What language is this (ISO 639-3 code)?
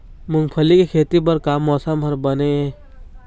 hne